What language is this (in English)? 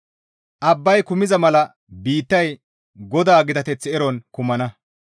Gamo